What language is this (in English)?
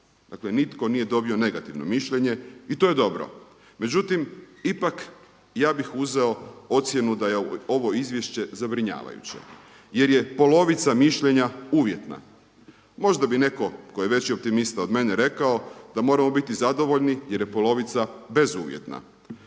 Croatian